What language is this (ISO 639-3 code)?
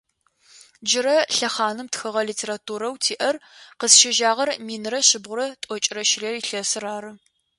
ady